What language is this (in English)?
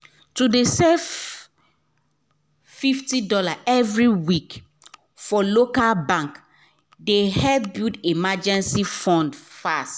Nigerian Pidgin